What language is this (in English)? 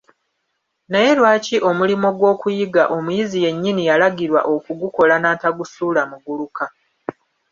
Ganda